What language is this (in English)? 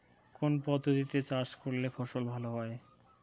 Bangla